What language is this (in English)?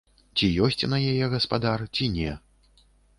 Belarusian